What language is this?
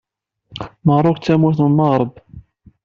Kabyle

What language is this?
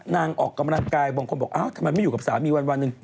Thai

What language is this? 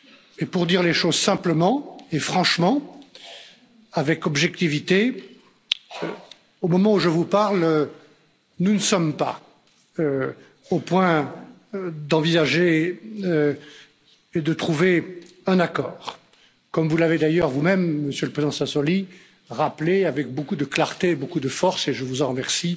French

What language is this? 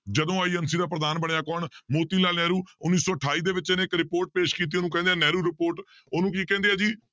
Punjabi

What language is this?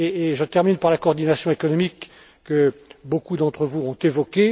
French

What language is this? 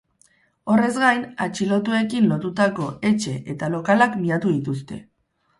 Basque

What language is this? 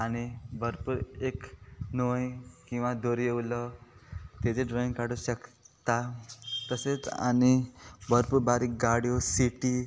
Konkani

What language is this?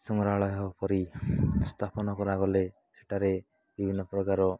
Odia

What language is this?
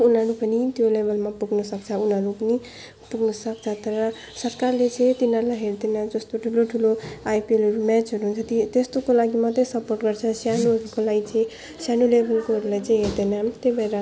Nepali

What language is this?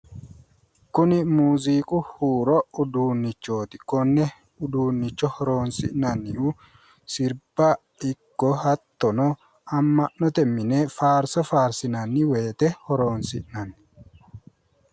Sidamo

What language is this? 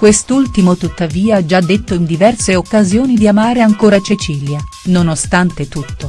Italian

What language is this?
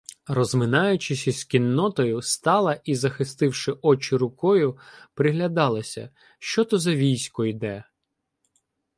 Ukrainian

